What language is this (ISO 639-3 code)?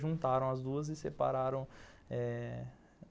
por